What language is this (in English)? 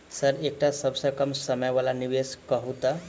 Maithili